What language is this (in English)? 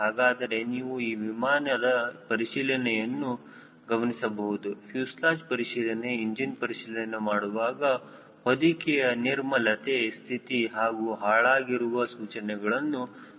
Kannada